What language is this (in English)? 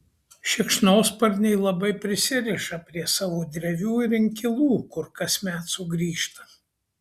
Lithuanian